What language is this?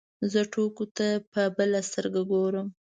Pashto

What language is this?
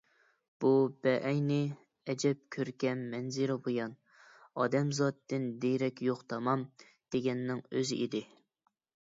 Uyghur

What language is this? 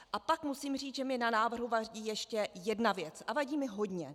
Czech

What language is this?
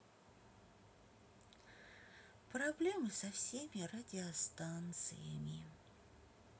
Russian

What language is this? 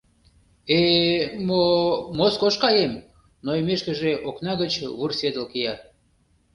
Mari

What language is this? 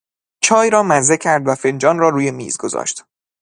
Persian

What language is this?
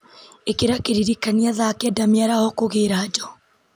Kikuyu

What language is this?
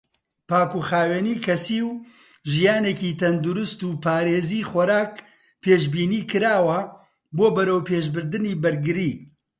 Central Kurdish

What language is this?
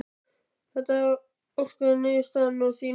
Icelandic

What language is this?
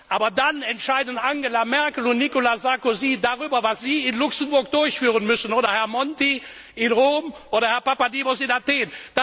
German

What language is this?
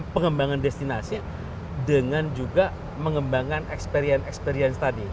Indonesian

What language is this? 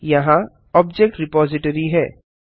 Hindi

